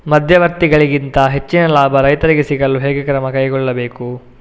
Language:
Kannada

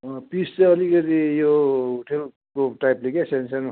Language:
Nepali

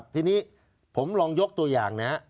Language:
Thai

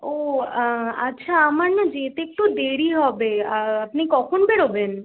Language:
Bangla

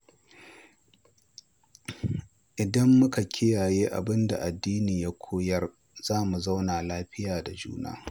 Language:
Hausa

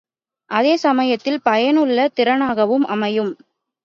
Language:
Tamil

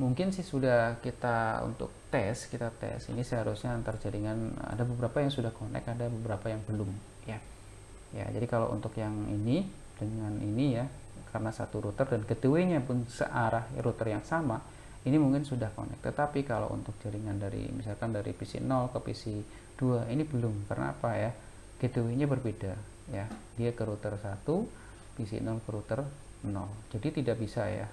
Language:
Indonesian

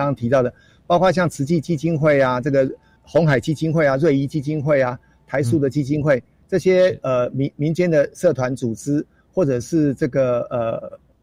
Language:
Chinese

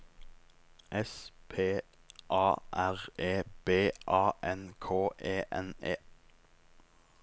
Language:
Norwegian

